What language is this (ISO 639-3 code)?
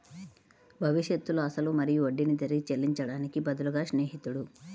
tel